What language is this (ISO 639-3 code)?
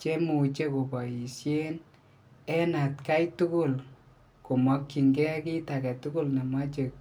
kln